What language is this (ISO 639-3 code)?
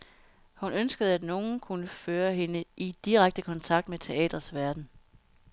dan